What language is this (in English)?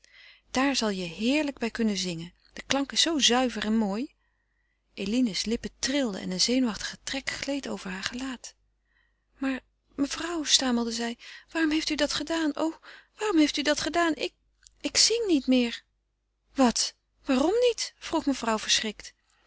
Dutch